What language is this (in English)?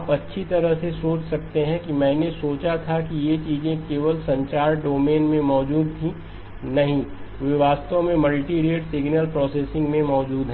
Hindi